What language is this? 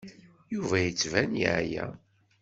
Kabyle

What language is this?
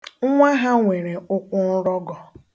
Igbo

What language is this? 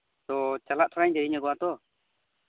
Santali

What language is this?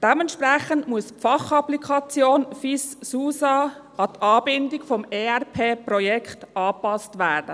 Swiss German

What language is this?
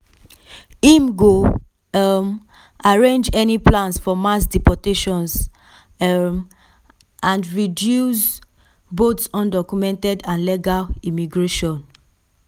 Nigerian Pidgin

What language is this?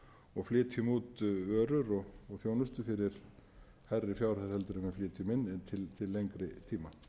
Icelandic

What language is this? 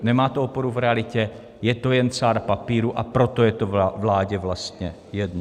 Czech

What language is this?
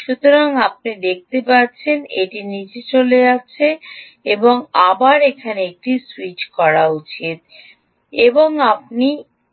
Bangla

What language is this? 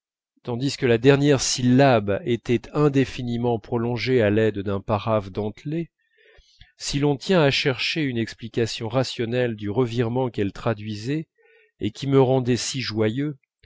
French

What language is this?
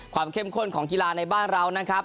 Thai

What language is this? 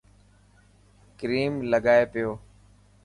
Dhatki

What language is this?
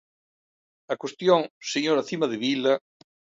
Galician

